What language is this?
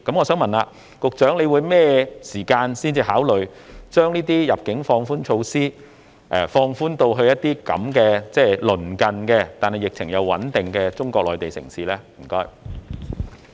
Cantonese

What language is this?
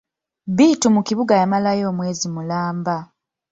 Ganda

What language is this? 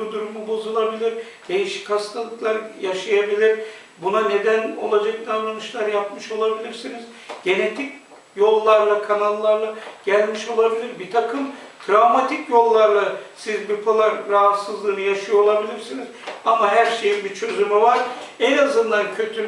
Turkish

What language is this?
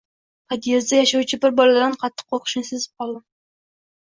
Uzbek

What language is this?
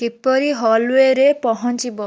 Odia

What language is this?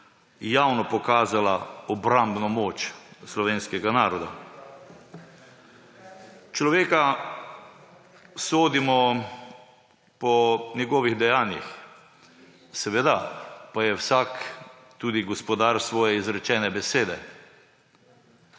Slovenian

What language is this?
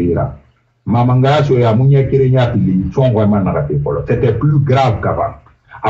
French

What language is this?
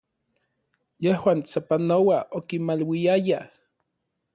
Orizaba Nahuatl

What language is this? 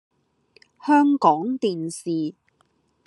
Cantonese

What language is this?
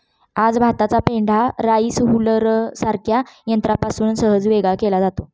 Marathi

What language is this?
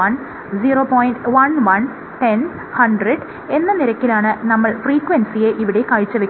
Malayalam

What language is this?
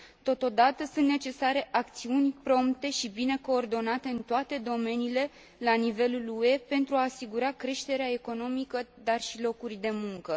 Romanian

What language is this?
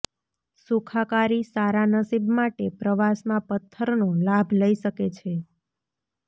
Gujarati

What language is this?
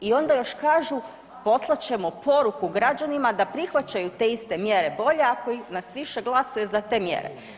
Croatian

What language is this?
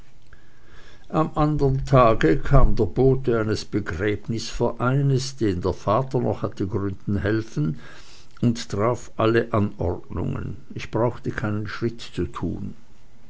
German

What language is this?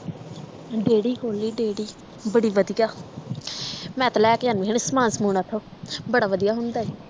Punjabi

